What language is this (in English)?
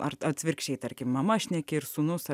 Lithuanian